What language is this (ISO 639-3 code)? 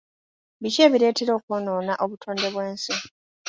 lug